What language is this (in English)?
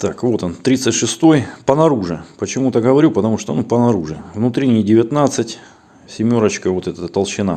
Russian